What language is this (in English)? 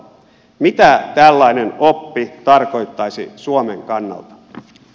Finnish